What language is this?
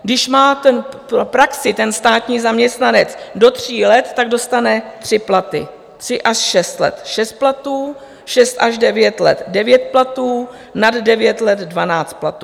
Czech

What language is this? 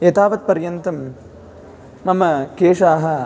Sanskrit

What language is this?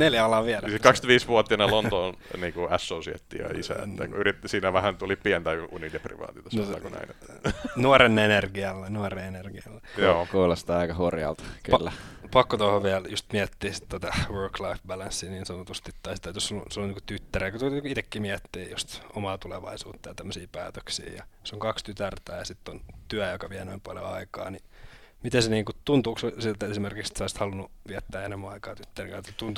Finnish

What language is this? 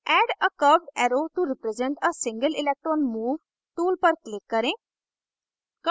Hindi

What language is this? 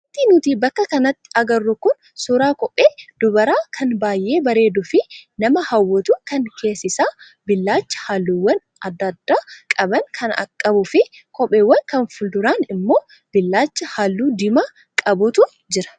Oromo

